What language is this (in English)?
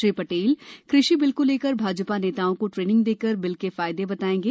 Hindi